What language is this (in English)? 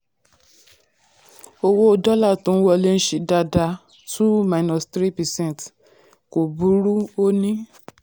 Yoruba